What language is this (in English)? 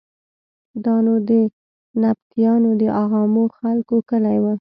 Pashto